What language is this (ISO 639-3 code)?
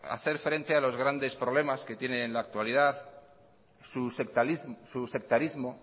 spa